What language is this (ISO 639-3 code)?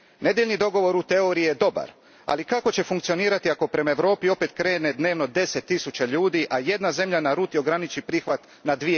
hrv